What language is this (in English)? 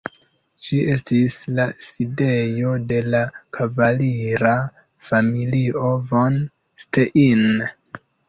Esperanto